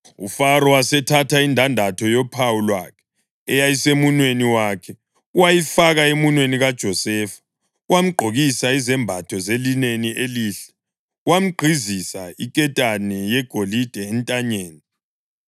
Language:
North Ndebele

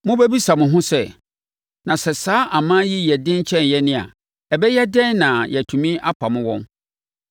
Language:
Akan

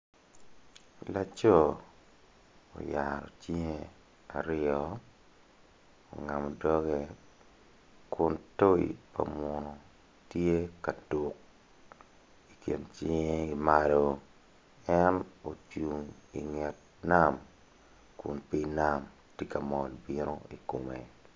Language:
Acoli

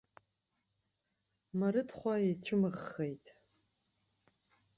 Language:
Abkhazian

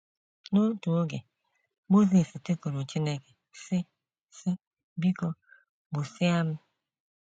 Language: Igbo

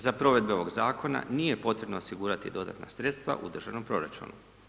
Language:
Croatian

